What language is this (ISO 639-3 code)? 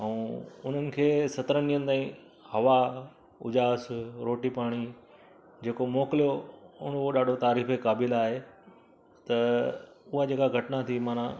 snd